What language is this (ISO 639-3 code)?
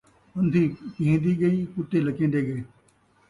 skr